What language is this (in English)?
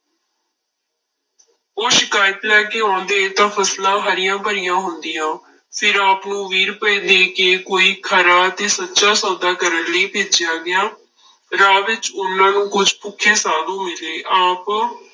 Punjabi